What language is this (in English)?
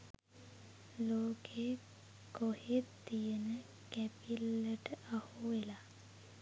Sinhala